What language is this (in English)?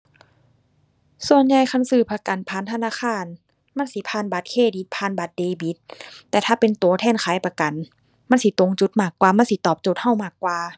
Thai